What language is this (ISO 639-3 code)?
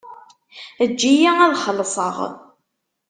kab